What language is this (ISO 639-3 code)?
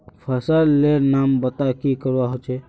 mag